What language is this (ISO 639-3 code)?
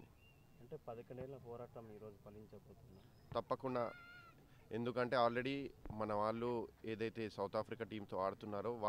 tel